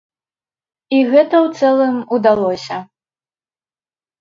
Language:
Belarusian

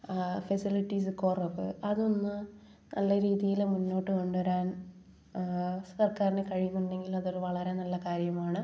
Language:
Malayalam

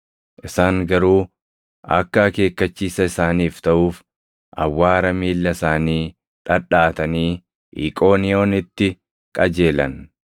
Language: Oromo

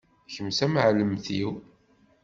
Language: Kabyle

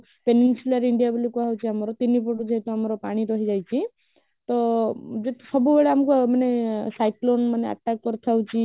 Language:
Odia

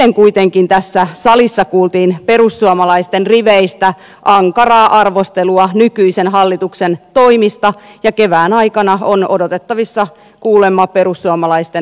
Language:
Finnish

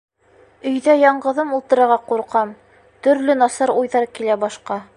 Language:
Bashkir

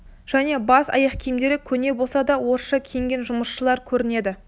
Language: Kazakh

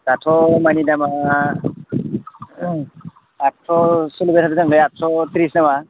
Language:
Bodo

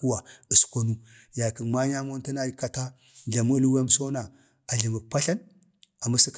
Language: Bade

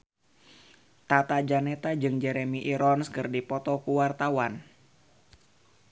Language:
Sundanese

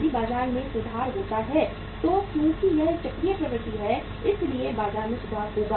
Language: Hindi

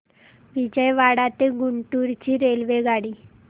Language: Marathi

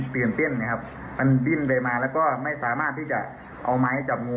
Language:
Thai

